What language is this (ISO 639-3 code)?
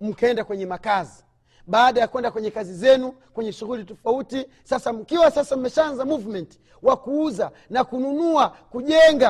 swa